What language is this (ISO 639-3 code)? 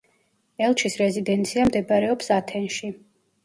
kat